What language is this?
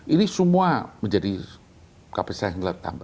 Indonesian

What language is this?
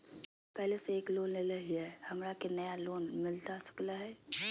Magahi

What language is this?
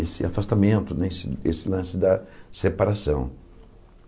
Portuguese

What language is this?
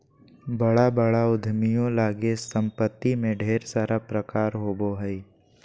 Magahi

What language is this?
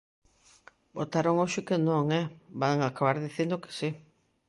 Galician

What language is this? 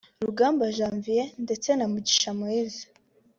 Kinyarwanda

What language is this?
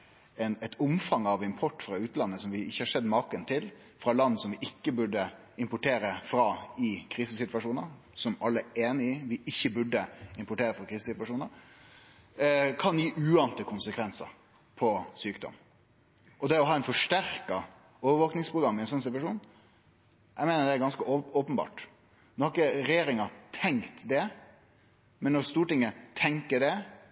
Norwegian Nynorsk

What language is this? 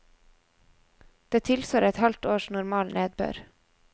Norwegian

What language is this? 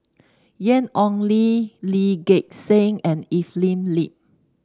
English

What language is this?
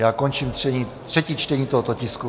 Czech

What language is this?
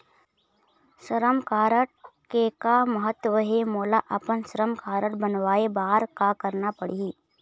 Chhattisgarhi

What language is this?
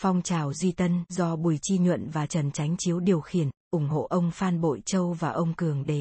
Vietnamese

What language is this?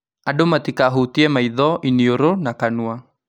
Kikuyu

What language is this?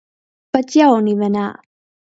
Latgalian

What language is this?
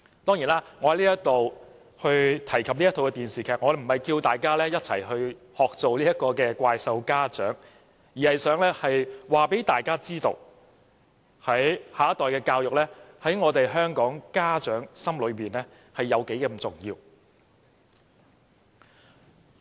Cantonese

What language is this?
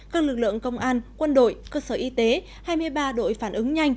Vietnamese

